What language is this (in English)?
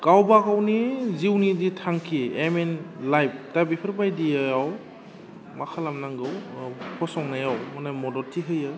Bodo